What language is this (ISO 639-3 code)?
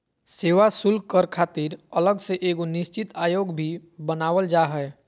mag